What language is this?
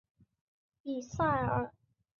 Chinese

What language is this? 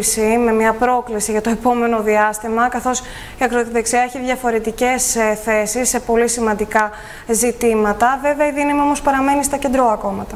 Greek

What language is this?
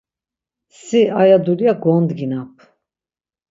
Laz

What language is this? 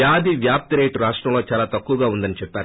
Telugu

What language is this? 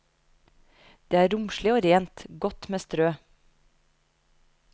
Norwegian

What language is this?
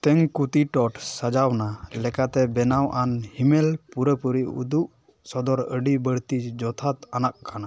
Santali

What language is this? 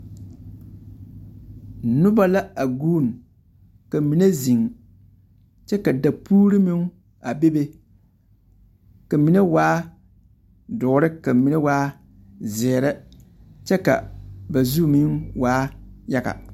Southern Dagaare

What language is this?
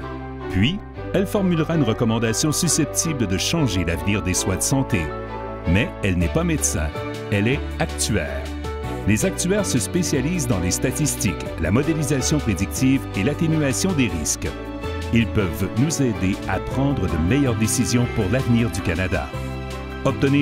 French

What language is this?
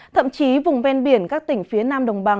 Vietnamese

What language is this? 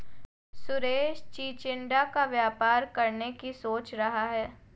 Hindi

